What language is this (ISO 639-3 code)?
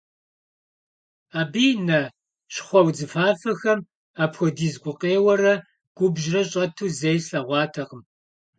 kbd